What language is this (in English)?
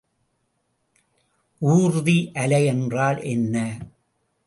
Tamil